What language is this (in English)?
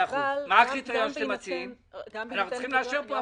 Hebrew